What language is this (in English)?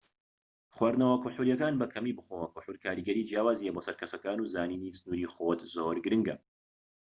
Central Kurdish